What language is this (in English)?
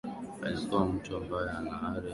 Swahili